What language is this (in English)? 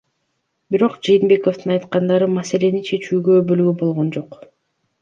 Kyrgyz